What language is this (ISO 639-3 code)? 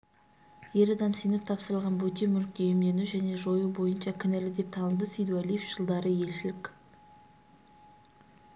kaz